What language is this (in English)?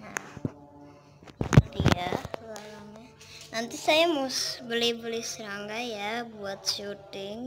Indonesian